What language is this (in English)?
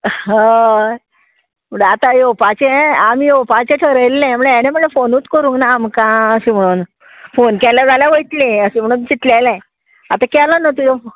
Konkani